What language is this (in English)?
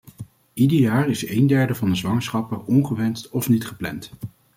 Dutch